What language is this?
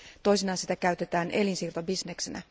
Finnish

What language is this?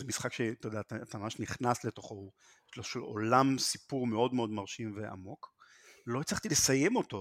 Hebrew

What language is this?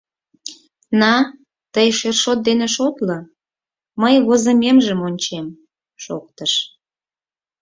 Mari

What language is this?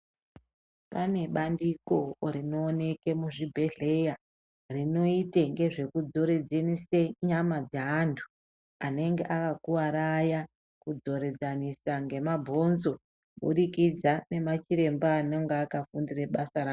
Ndau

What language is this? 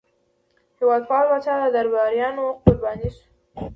Pashto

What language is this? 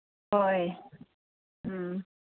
Manipuri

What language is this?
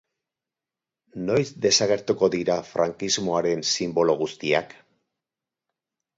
Basque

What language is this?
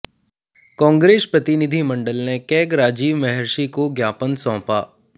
Hindi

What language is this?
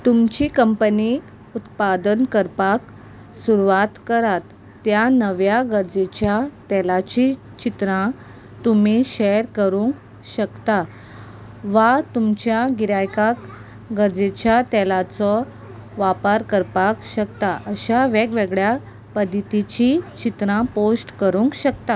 Konkani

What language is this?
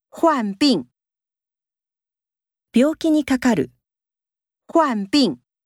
Japanese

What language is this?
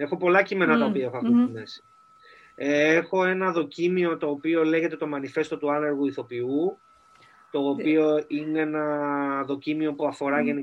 Greek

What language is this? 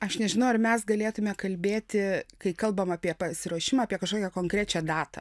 Lithuanian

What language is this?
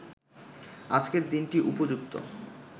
Bangla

